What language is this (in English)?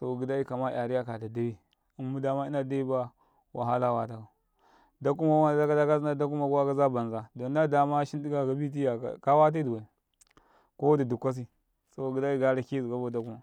Karekare